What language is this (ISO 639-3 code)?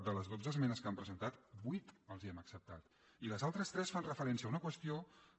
cat